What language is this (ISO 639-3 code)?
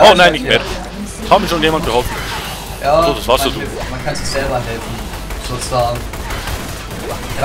deu